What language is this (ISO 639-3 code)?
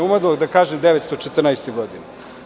srp